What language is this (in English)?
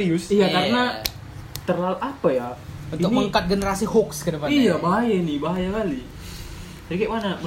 Indonesian